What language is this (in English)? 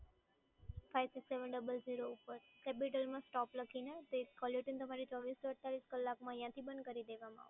Gujarati